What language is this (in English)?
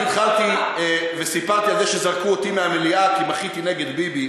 Hebrew